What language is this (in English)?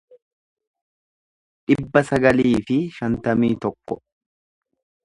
Oromo